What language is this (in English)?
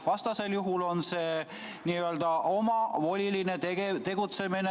Estonian